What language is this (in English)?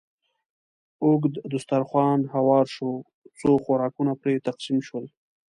Pashto